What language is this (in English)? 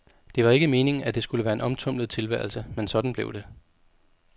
Danish